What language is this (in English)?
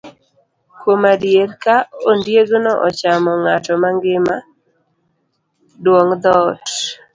Luo (Kenya and Tanzania)